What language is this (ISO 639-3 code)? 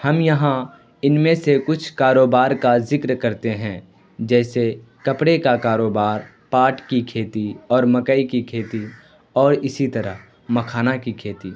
urd